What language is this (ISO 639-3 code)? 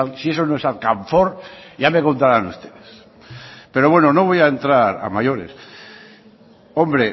spa